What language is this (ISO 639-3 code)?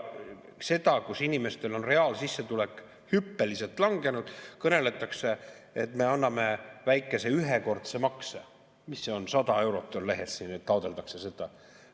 est